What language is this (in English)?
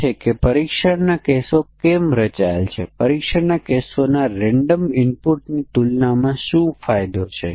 Gujarati